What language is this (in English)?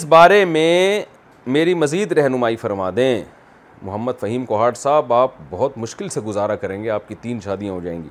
Urdu